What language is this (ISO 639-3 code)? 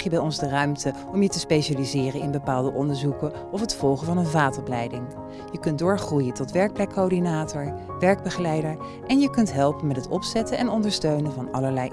nld